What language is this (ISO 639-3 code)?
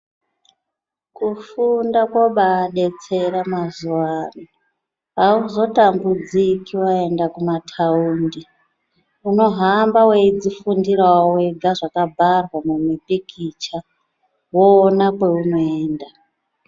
ndc